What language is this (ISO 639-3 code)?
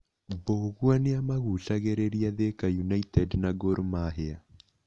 kik